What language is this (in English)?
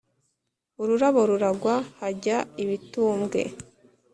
Kinyarwanda